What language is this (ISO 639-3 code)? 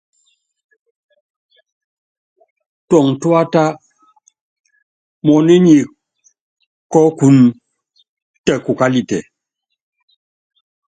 yav